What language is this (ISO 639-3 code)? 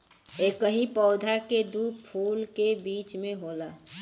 bho